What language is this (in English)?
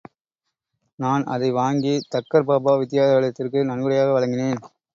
Tamil